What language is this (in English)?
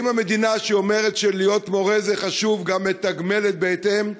Hebrew